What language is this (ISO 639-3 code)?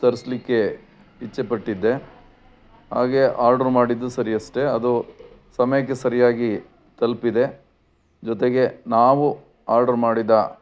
kan